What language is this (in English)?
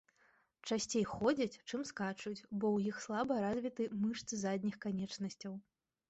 Belarusian